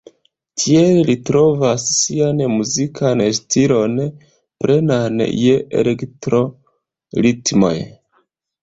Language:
Esperanto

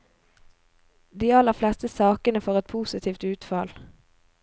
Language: Norwegian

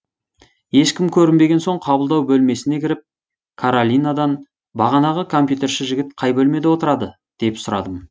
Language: Kazakh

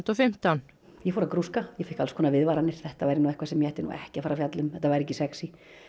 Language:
Icelandic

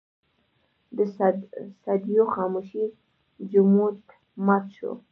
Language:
Pashto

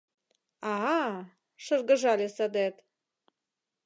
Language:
Mari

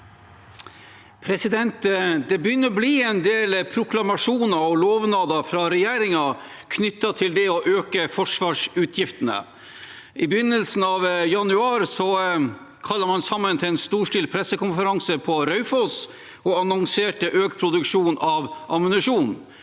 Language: Norwegian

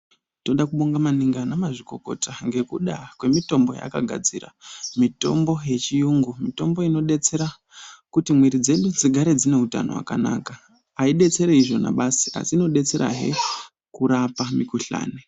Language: Ndau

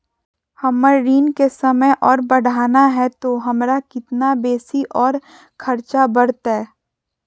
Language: Magahi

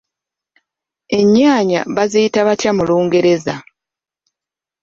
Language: Ganda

